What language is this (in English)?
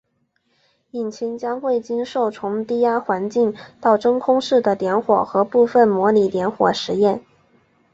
Chinese